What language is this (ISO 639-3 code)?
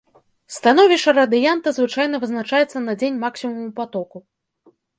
bel